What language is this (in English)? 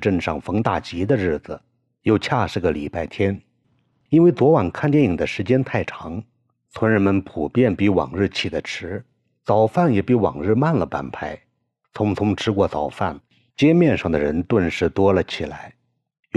Chinese